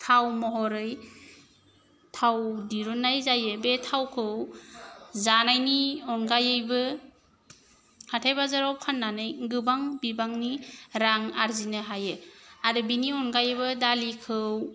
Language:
Bodo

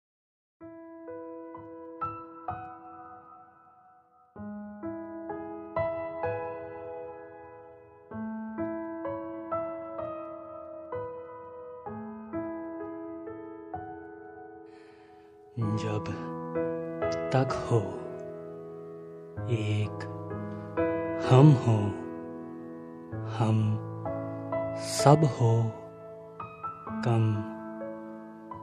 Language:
Hindi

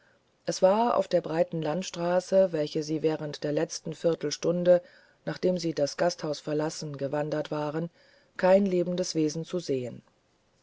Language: German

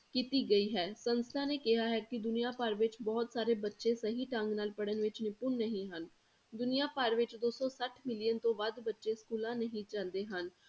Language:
Punjabi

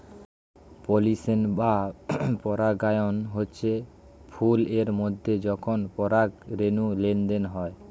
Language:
Bangla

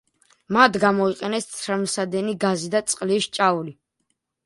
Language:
Georgian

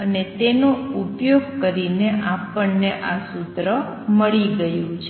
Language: Gujarati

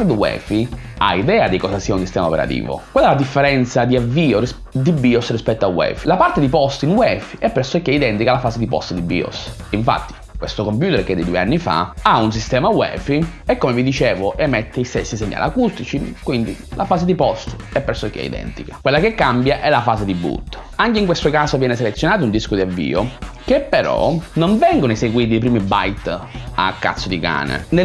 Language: Italian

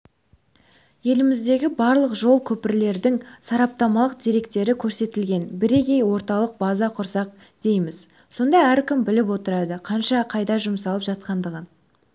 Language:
Kazakh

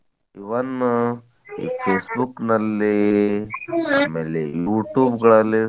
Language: Kannada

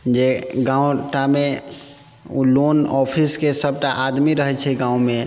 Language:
Maithili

